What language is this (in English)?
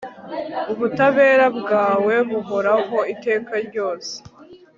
Kinyarwanda